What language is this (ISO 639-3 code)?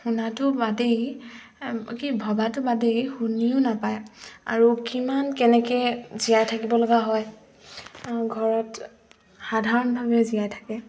asm